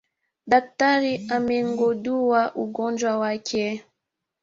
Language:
Swahili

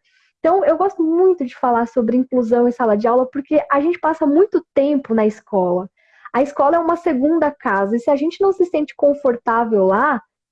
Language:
Portuguese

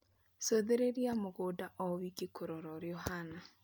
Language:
Kikuyu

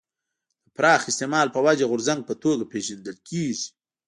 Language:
Pashto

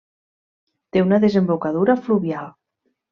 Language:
Catalan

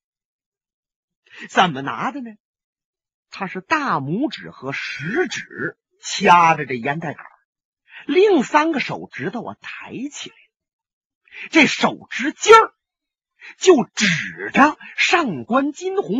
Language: Chinese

